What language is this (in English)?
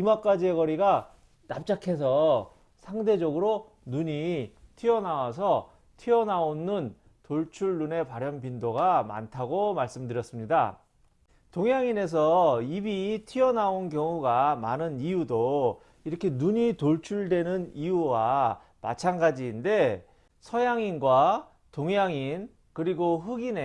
Korean